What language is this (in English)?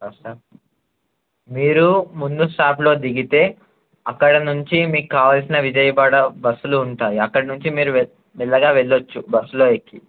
Telugu